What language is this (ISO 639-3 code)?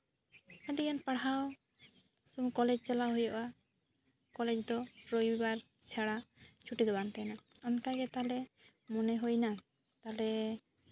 sat